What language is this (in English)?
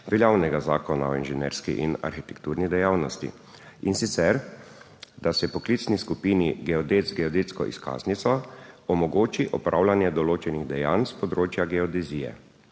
Slovenian